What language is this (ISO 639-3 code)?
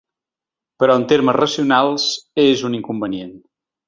cat